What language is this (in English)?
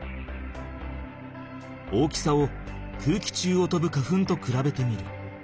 Japanese